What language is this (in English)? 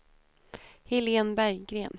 Swedish